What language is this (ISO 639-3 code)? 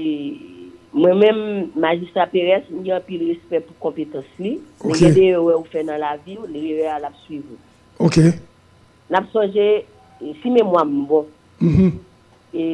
fra